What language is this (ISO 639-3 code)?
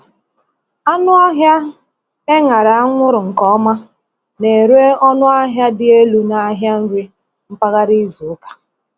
ibo